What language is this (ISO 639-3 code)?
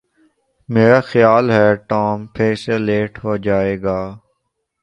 urd